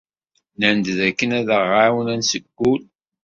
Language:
Kabyle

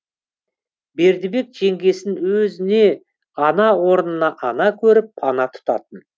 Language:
Kazakh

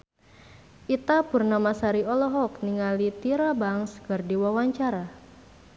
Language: Sundanese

